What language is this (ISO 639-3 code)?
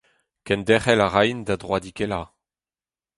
bre